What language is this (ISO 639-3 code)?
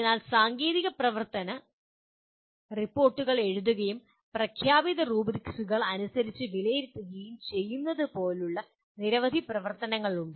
mal